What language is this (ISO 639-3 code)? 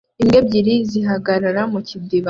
kin